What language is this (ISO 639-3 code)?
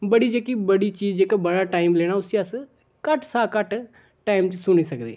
doi